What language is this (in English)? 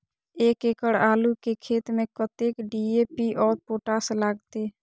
Maithili